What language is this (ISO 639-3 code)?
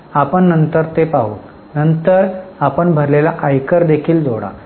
mar